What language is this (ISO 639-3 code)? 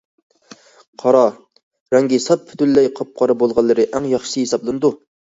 uig